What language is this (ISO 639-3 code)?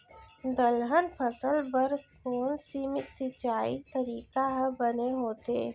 hne